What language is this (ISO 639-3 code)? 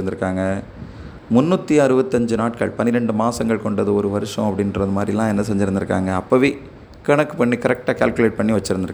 tam